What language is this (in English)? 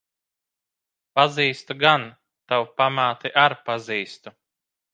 Latvian